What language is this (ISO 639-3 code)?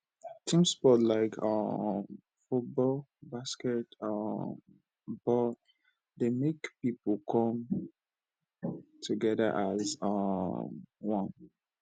pcm